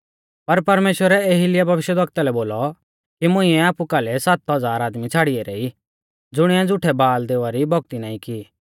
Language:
Mahasu Pahari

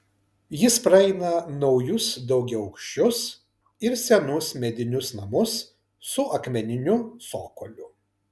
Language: Lithuanian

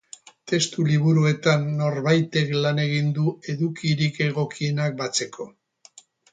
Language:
Basque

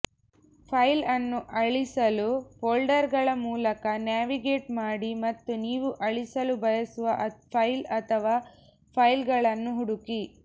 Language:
Kannada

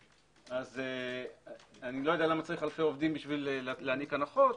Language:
Hebrew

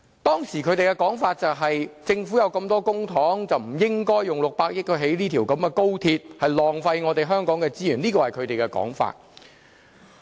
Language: Cantonese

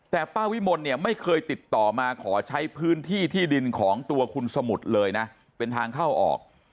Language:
Thai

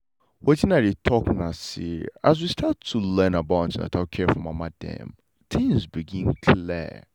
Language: Nigerian Pidgin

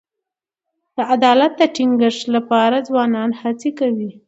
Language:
Pashto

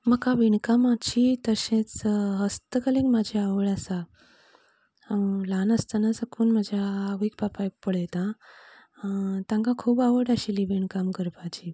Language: Konkani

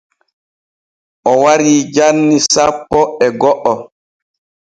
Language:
Borgu Fulfulde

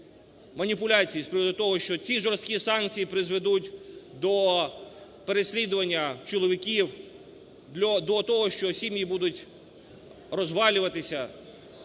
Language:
Ukrainian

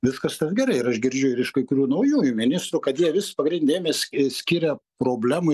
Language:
Lithuanian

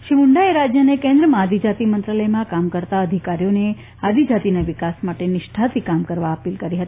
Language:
Gujarati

